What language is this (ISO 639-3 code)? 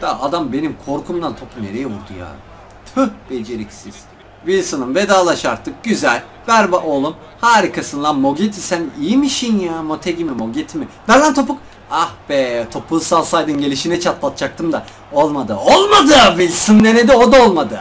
tur